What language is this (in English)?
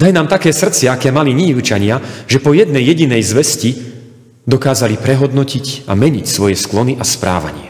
Slovak